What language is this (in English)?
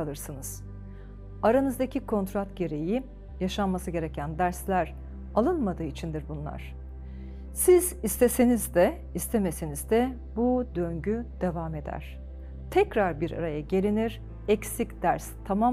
Turkish